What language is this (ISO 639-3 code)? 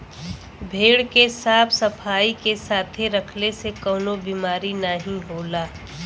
bho